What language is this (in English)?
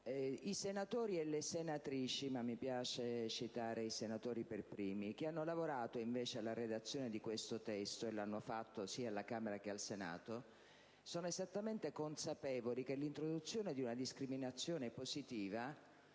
Italian